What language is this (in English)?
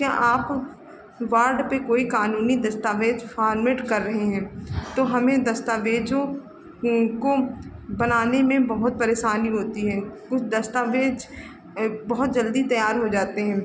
Hindi